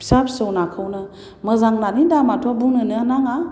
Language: Bodo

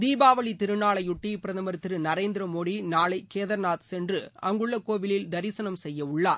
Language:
Tamil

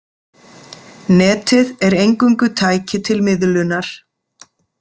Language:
Icelandic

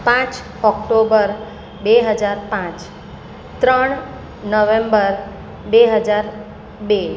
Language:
Gujarati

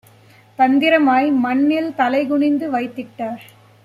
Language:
Tamil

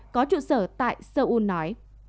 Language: Vietnamese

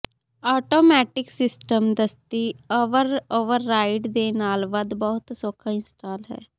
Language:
Punjabi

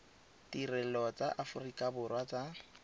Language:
Tswana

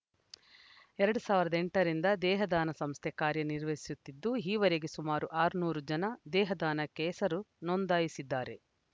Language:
Kannada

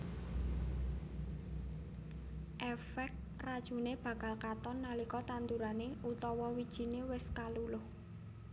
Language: Javanese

